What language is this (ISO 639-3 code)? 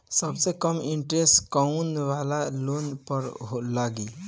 bho